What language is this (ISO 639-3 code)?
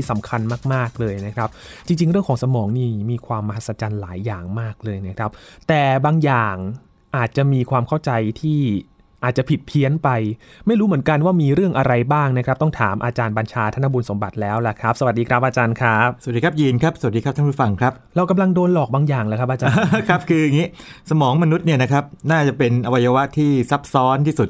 tha